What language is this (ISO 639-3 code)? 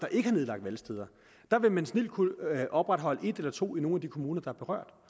dan